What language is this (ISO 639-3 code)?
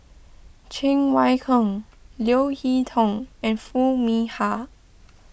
eng